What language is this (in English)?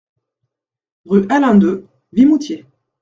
French